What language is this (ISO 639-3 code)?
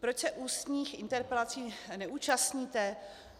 ces